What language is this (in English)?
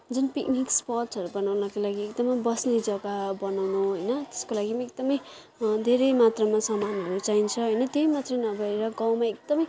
Nepali